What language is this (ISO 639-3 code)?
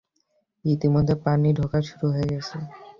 ben